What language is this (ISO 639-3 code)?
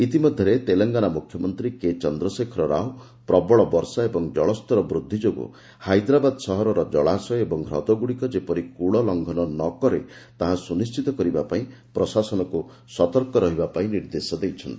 ori